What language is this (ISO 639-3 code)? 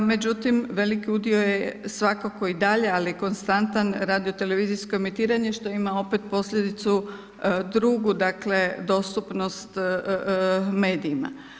hrv